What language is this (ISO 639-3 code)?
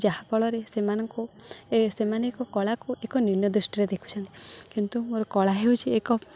ori